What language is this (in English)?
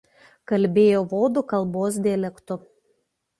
Lithuanian